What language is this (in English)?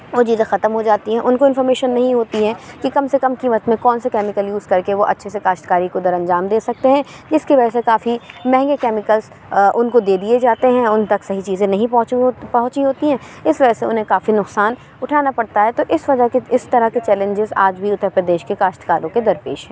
Urdu